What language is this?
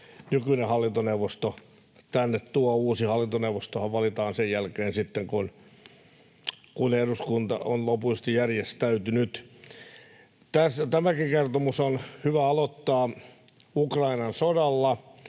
Finnish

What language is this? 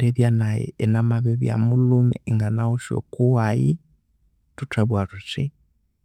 Konzo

